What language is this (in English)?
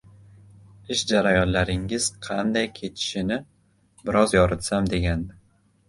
Uzbek